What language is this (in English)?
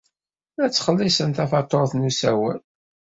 Kabyle